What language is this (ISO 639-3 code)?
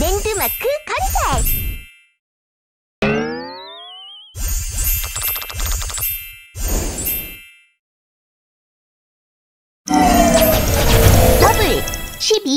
kor